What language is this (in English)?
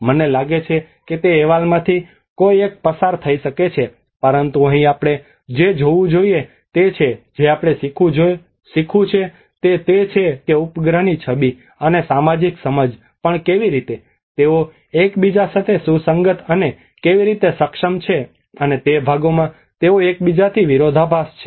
Gujarati